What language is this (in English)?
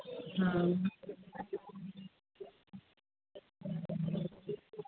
Urdu